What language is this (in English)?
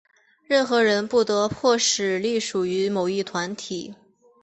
Chinese